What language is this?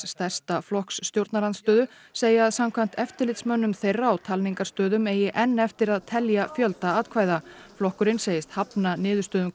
Icelandic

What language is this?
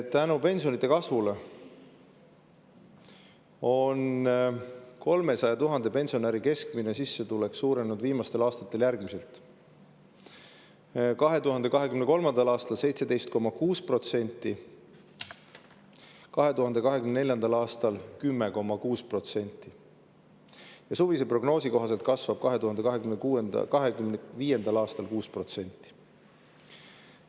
Estonian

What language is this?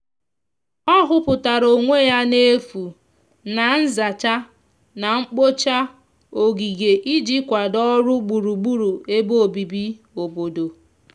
Igbo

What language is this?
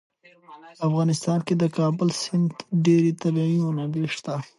Pashto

